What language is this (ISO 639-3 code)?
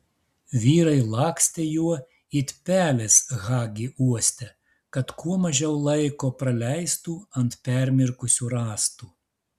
lit